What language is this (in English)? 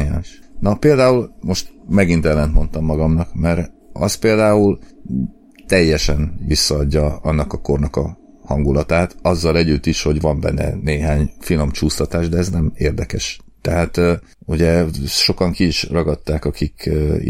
Hungarian